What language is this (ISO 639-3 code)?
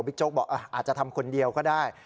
tha